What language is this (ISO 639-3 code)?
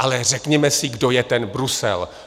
ces